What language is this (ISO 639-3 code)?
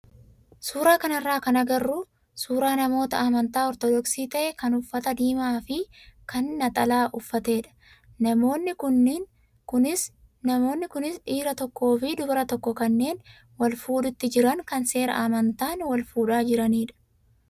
orm